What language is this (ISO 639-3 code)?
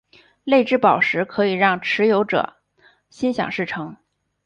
zho